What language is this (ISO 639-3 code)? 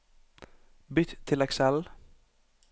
nor